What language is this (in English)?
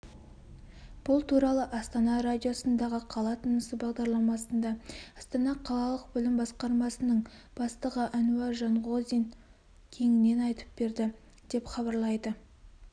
Kazakh